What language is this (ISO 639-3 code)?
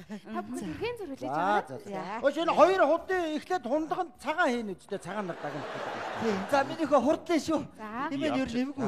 tur